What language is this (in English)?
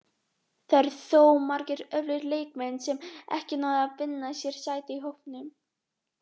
Icelandic